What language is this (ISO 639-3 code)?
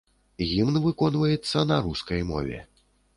bel